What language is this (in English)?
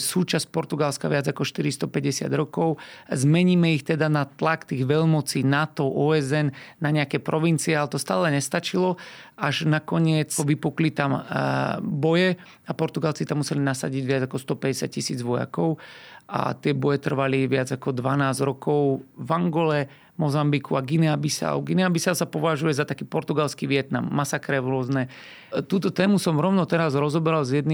Slovak